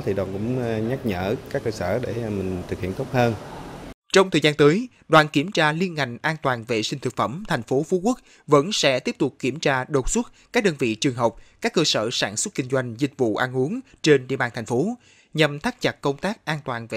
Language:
Vietnamese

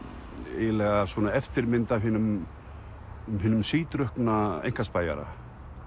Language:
Icelandic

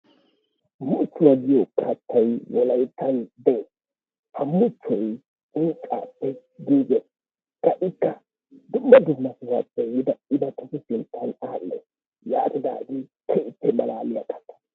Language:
Wolaytta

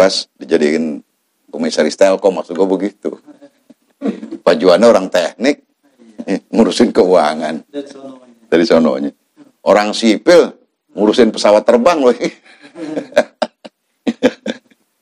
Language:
Indonesian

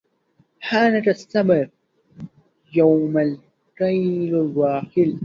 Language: Arabic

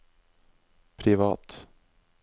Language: Norwegian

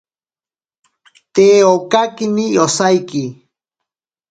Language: Ashéninka Perené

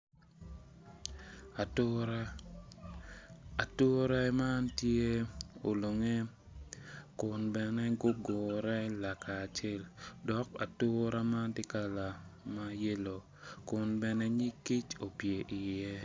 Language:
Acoli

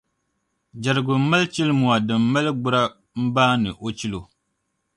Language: Dagbani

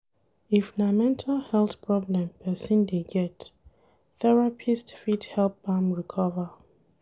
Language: Nigerian Pidgin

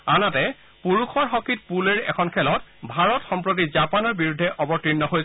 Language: Assamese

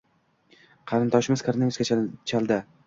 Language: Uzbek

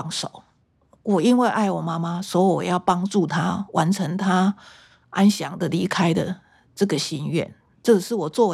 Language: Chinese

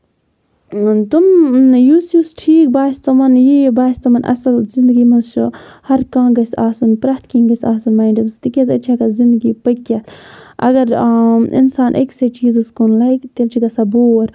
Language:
Kashmiri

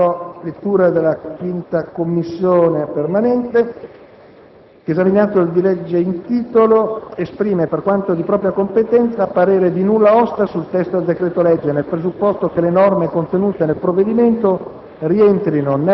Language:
Italian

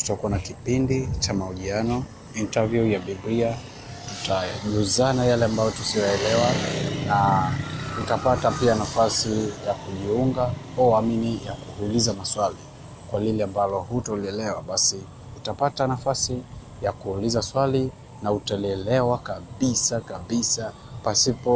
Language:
Swahili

